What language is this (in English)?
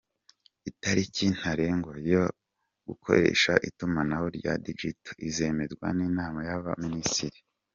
Kinyarwanda